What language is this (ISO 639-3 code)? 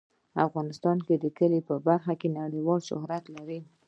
pus